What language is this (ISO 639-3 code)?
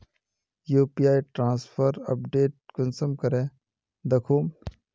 mag